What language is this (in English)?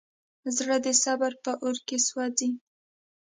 Pashto